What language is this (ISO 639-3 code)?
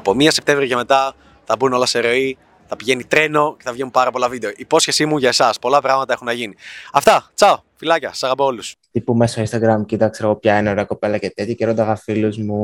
ell